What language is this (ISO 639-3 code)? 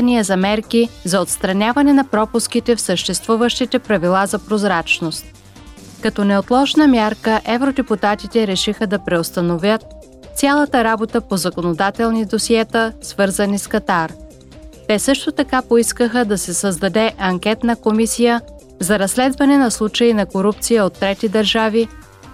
bul